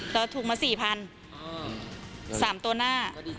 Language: Thai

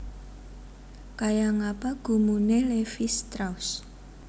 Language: Javanese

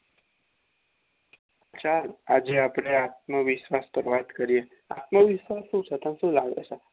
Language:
Gujarati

